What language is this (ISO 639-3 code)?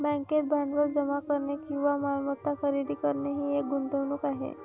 mar